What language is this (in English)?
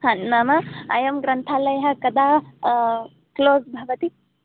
Sanskrit